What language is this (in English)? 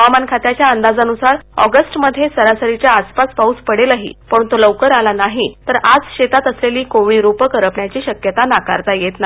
Marathi